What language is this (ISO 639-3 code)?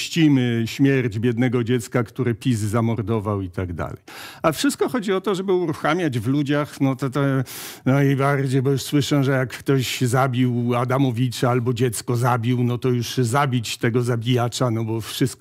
pol